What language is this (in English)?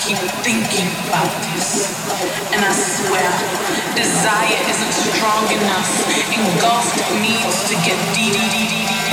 English